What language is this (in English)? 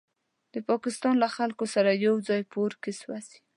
Pashto